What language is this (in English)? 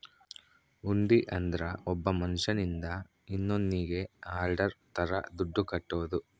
Kannada